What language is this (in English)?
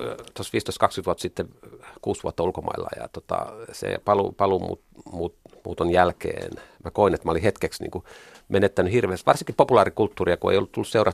Finnish